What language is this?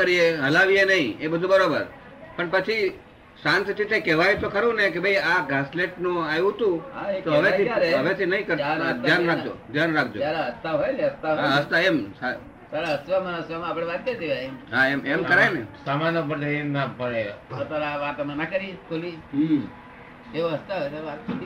Gujarati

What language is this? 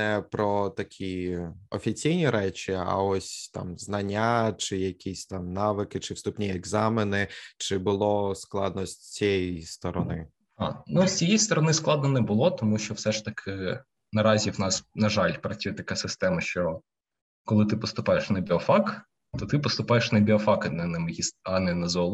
Ukrainian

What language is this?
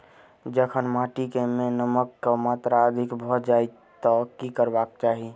Maithili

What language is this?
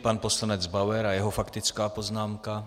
Czech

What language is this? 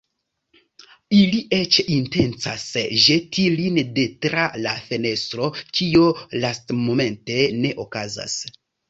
Esperanto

